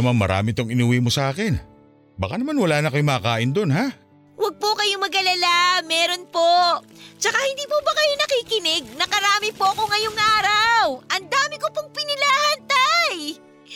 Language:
Filipino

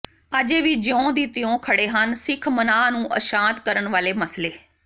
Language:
Punjabi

